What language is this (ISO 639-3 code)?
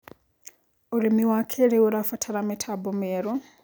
kik